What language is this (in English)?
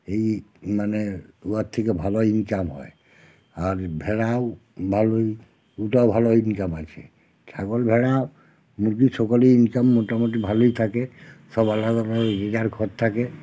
Bangla